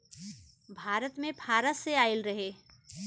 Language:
Bhojpuri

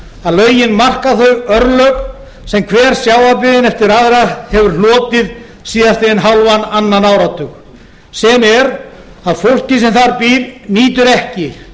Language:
Icelandic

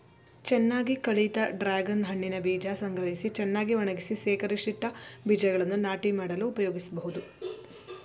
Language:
Kannada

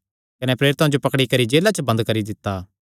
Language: Kangri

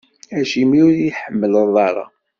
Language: Kabyle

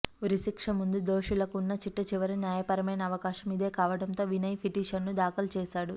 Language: Telugu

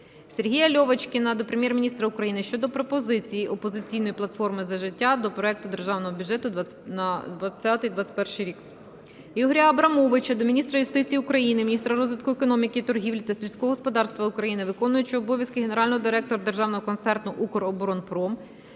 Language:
Ukrainian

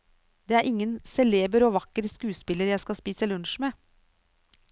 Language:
Norwegian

